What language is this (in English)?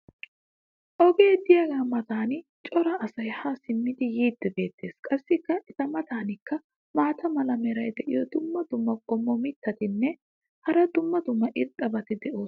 Wolaytta